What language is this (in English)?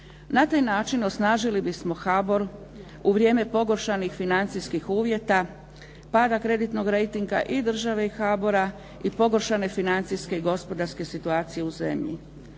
Croatian